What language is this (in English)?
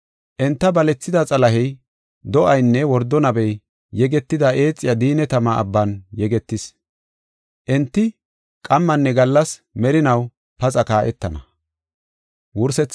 Gofa